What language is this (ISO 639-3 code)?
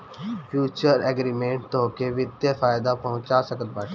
bho